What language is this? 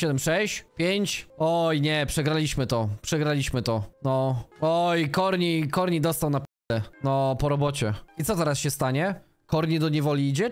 Polish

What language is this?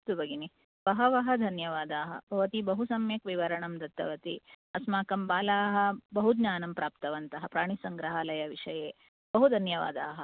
Sanskrit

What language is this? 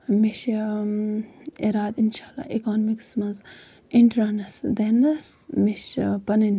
Kashmiri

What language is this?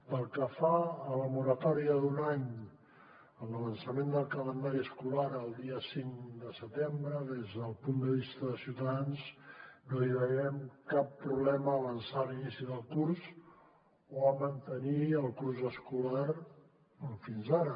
Catalan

